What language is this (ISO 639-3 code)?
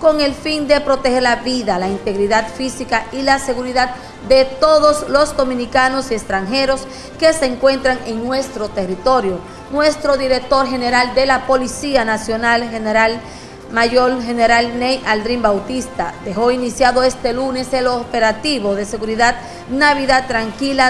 spa